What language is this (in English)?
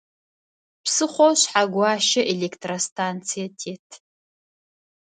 Adyghe